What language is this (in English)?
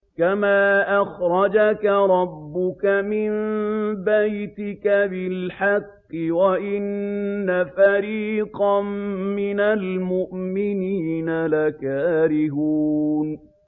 Arabic